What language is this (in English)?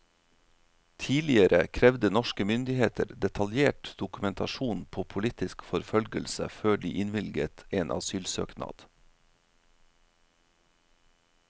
Norwegian